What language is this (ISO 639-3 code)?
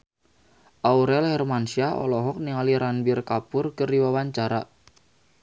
sun